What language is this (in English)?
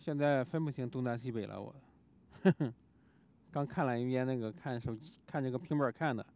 Chinese